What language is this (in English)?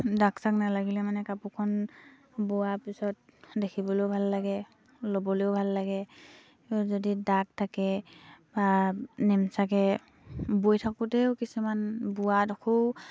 Assamese